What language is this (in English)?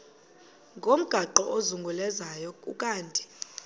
Xhosa